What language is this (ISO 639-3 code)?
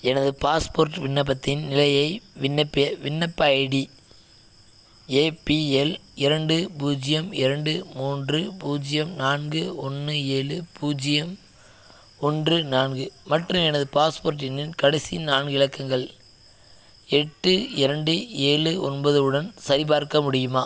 tam